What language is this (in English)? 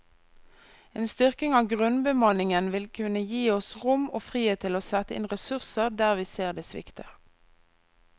Norwegian